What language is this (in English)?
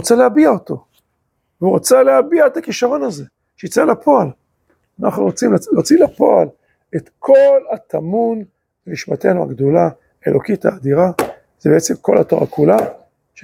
Hebrew